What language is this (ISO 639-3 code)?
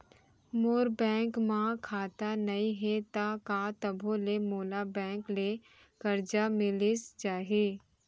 hne